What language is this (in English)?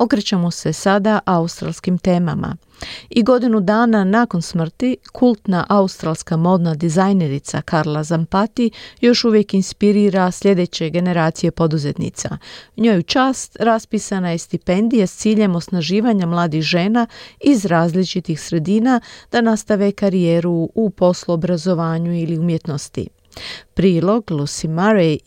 Croatian